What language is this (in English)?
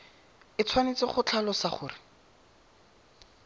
Tswana